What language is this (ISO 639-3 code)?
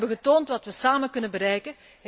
nld